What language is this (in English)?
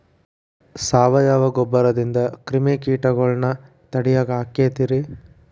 Kannada